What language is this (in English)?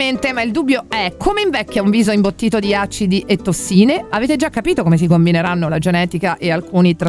Italian